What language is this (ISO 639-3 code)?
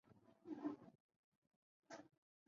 zho